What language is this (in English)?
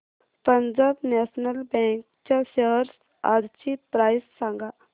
Marathi